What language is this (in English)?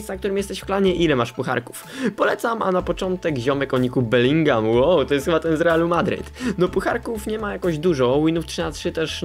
Polish